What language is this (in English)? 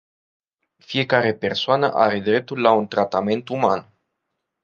Romanian